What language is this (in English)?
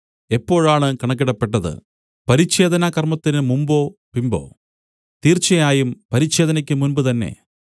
Malayalam